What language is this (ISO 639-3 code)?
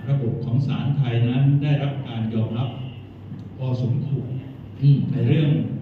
tha